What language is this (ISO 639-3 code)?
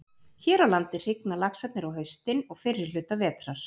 isl